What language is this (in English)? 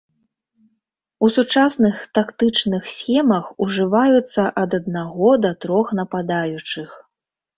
Belarusian